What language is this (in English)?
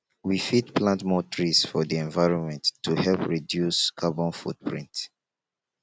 Nigerian Pidgin